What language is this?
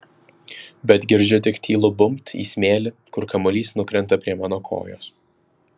Lithuanian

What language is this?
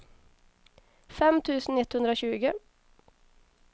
Swedish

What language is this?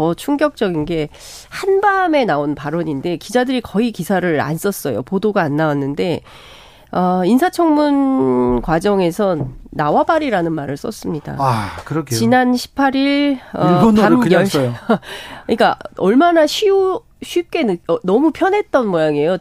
Korean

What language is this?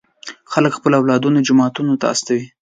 Pashto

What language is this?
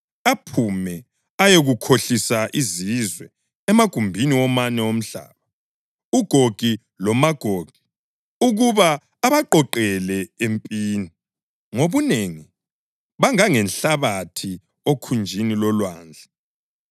North Ndebele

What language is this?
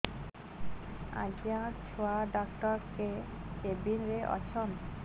Odia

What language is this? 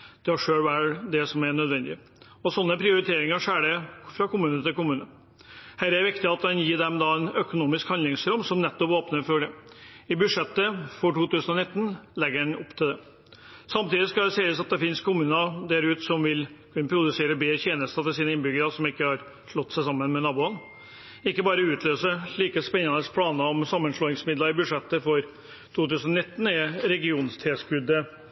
Norwegian Bokmål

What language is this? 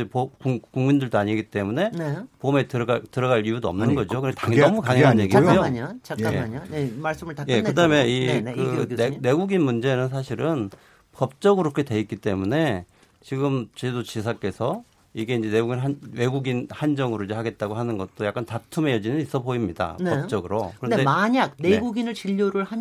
Korean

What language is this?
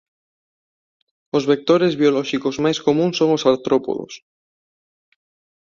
Galician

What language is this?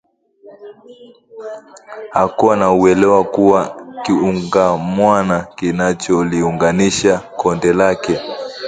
Swahili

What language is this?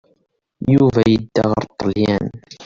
Kabyle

